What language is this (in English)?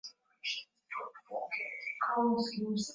Swahili